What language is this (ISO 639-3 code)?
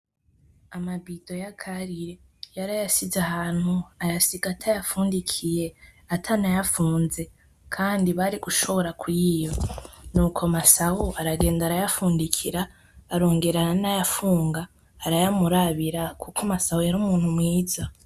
run